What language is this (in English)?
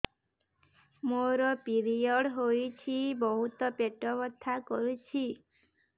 Odia